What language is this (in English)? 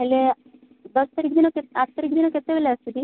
Odia